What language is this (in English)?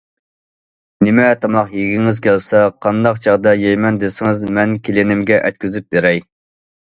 Uyghur